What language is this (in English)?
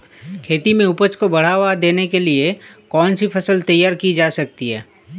Hindi